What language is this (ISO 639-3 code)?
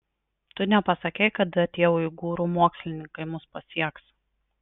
lit